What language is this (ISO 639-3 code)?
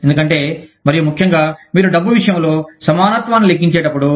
tel